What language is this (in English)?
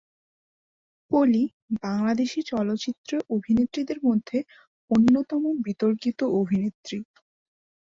Bangla